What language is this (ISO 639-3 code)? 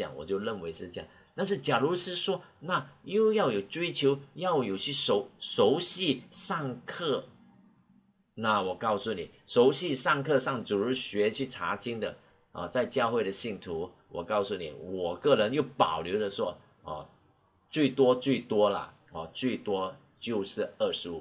zho